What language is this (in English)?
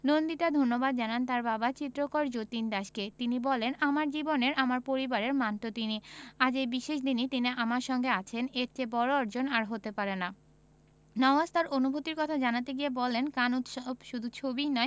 Bangla